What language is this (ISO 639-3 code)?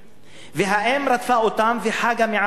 heb